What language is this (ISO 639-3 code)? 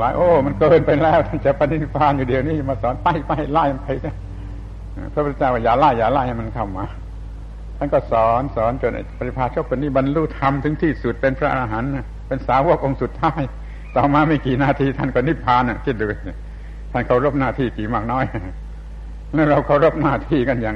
tha